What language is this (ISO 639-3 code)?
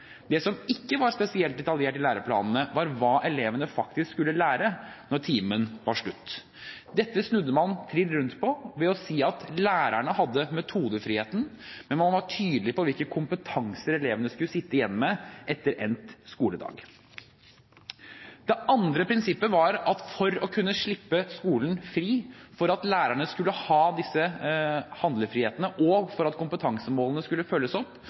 nob